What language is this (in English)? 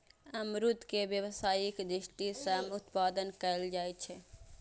Maithili